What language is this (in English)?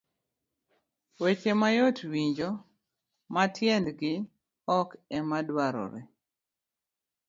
Luo (Kenya and Tanzania)